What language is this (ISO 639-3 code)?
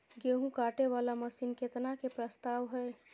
mai